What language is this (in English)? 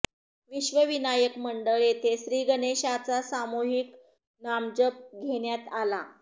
Marathi